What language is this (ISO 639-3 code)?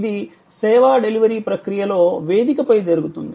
tel